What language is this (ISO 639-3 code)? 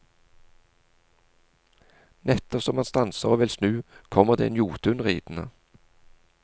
nor